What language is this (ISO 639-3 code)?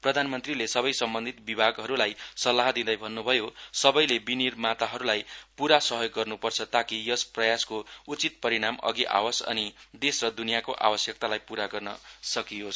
nep